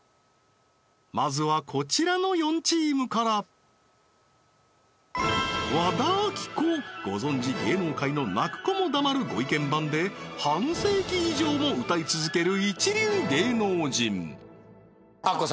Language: Japanese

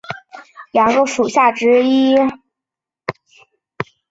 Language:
Chinese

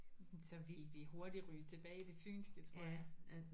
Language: Danish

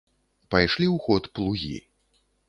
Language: Belarusian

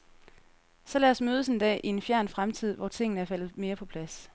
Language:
Danish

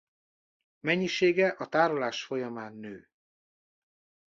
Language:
Hungarian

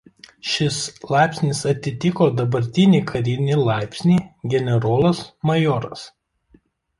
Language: Lithuanian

